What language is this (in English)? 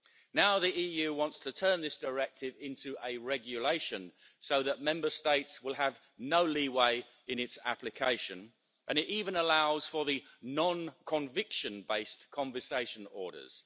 English